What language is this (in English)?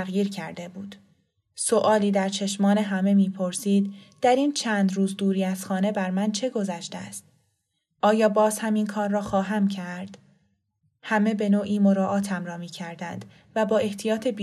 Persian